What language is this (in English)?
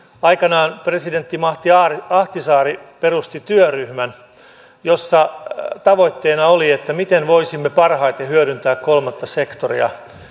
Finnish